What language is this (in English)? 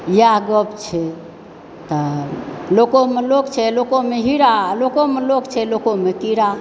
Maithili